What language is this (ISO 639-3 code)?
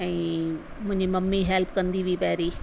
snd